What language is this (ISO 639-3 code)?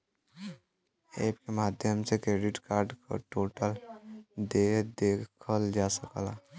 bho